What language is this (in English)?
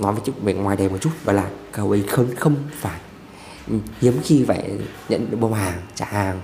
Vietnamese